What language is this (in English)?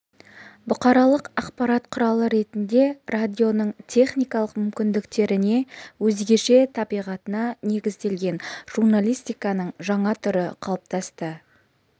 Kazakh